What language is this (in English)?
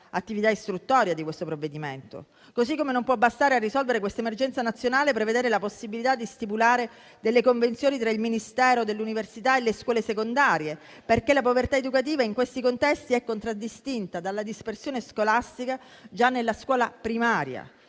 Italian